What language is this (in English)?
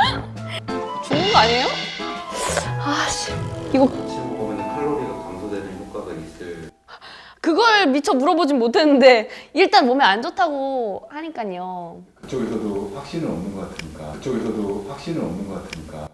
Korean